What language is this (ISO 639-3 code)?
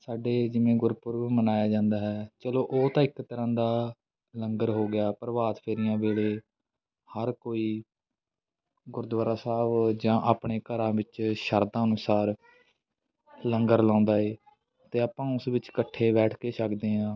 pan